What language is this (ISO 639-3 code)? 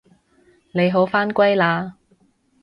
yue